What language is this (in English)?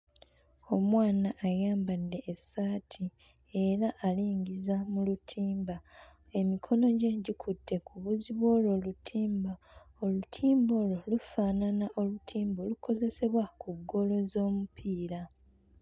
Ganda